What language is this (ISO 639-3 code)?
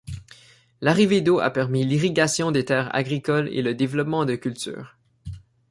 fra